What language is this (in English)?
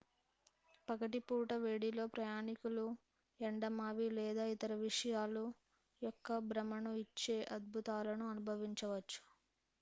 Telugu